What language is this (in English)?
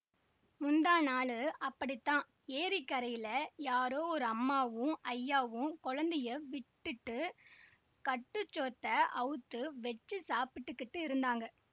Tamil